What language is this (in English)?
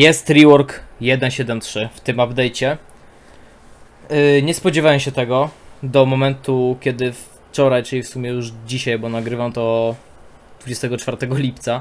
Polish